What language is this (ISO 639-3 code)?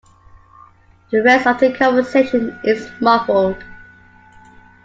eng